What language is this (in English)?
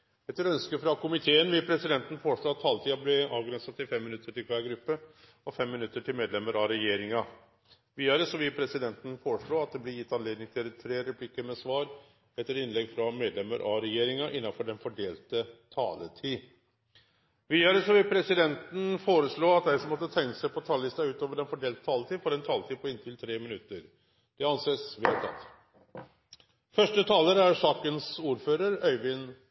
Norwegian Nynorsk